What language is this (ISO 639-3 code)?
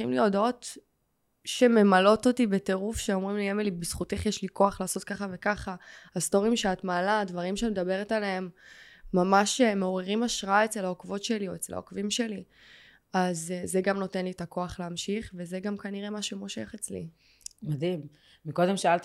heb